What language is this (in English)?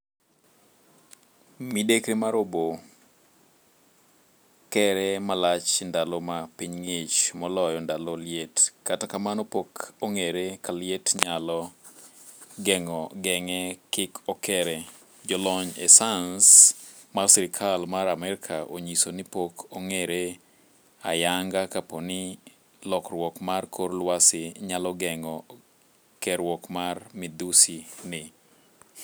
Luo (Kenya and Tanzania)